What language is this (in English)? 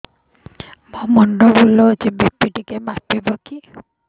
Odia